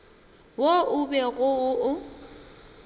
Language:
Northern Sotho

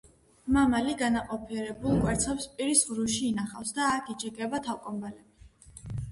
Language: Georgian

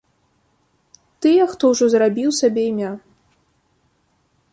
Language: Belarusian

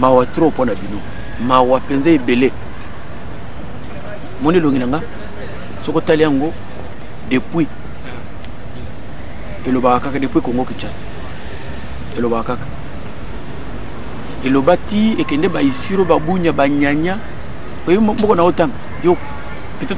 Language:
French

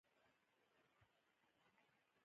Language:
Pashto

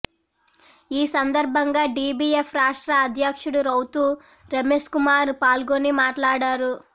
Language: Telugu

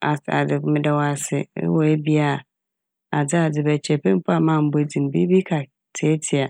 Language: Akan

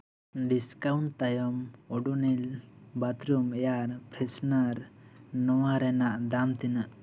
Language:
Santali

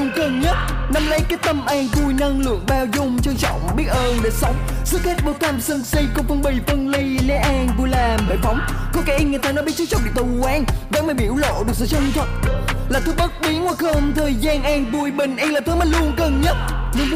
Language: Vietnamese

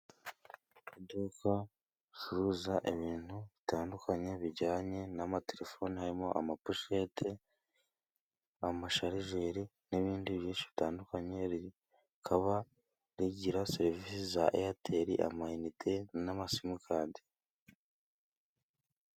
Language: Kinyarwanda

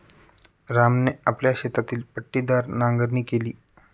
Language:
Marathi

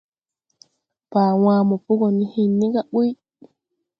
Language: Tupuri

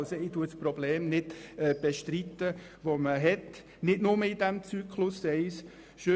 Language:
Swiss German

